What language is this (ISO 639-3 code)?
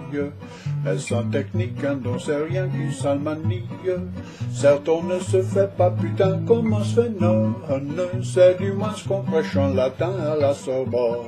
fra